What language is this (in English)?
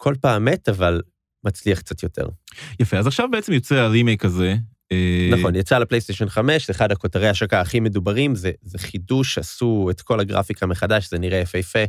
Hebrew